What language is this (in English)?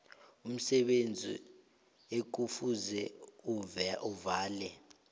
South Ndebele